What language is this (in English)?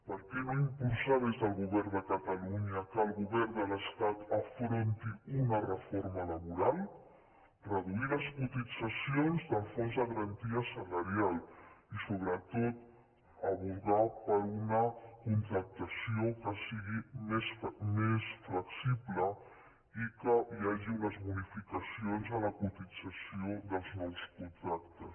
Catalan